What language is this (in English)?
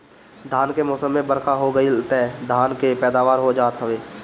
Bhojpuri